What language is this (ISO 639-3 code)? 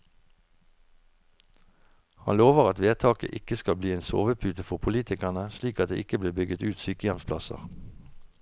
nor